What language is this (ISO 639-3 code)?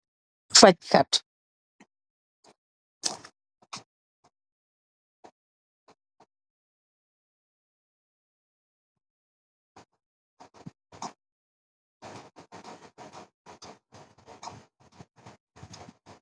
wol